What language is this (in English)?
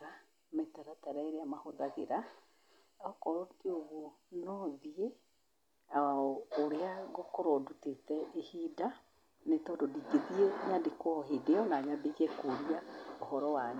Kikuyu